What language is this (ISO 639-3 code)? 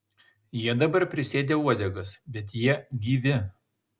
lit